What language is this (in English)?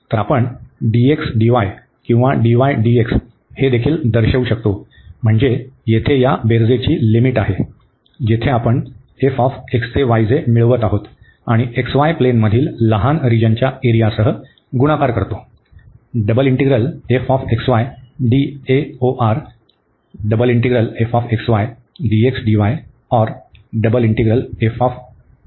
Marathi